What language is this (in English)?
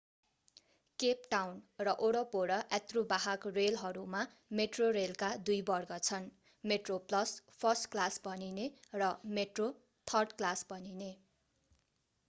Nepali